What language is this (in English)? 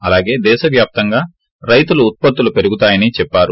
Telugu